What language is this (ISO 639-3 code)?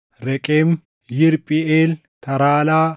orm